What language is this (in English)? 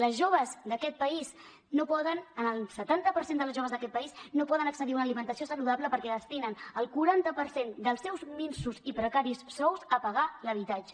Catalan